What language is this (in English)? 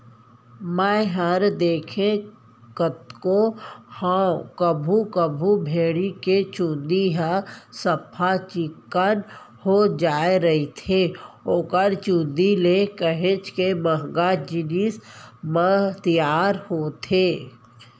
Chhattisgarhi